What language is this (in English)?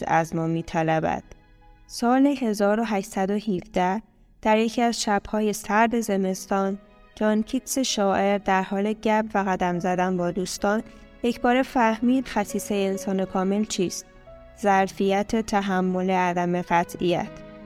Persian